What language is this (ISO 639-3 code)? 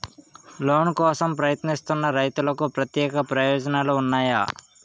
tel